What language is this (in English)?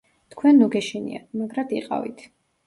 Georgian